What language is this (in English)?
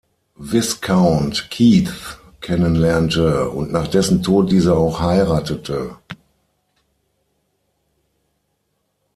German